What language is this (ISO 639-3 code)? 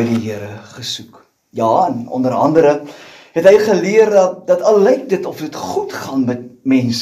nld